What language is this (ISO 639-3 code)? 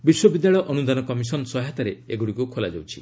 ori